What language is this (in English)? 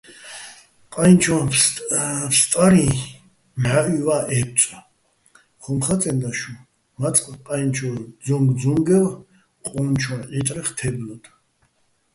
Bats